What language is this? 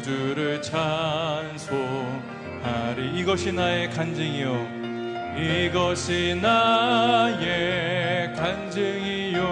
Korean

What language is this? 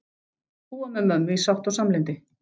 Icelandic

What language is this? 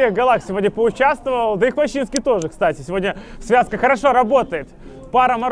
Russian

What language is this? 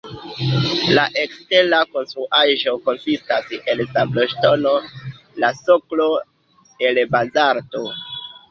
Esperanto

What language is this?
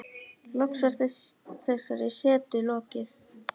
Icelandic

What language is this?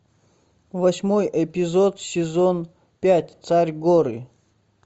Russian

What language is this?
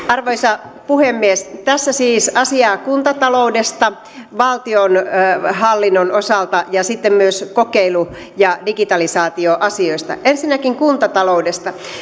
Finnish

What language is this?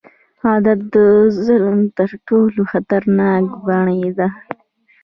Pashto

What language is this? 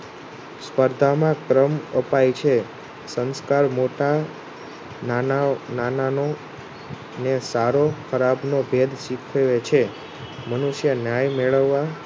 Gujarati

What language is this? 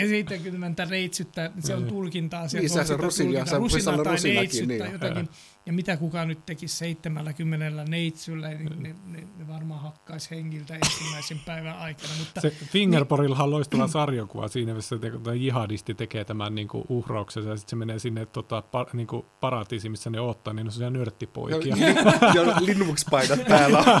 Finnish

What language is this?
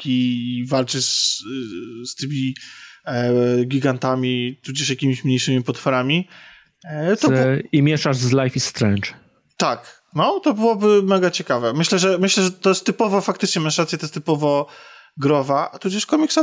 Polish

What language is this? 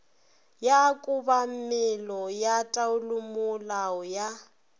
Northern Sotho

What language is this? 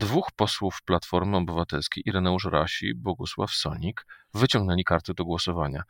Polish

